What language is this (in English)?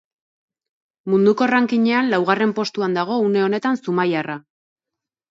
Basque